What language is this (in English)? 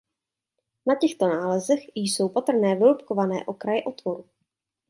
Czech